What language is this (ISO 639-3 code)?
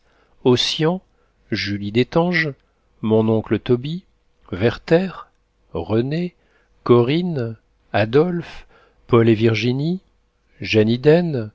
fra